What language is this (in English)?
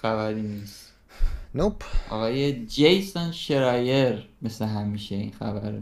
Persian